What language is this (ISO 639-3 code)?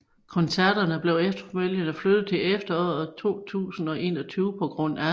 dan